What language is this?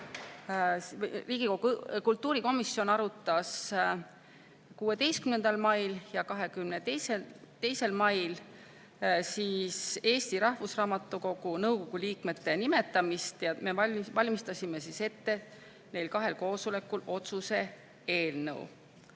Estonian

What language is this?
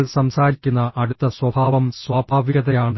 Malayalam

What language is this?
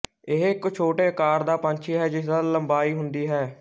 Punjabi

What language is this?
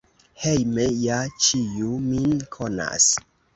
Esperanto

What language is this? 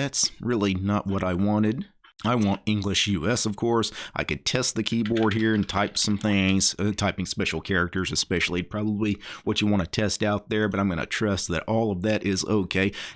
English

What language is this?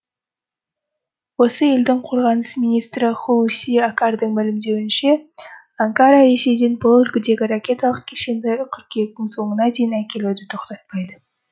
Kazakh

